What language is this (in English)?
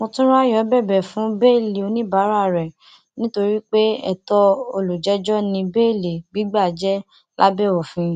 Yoruba